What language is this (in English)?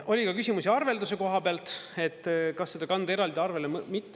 Estonian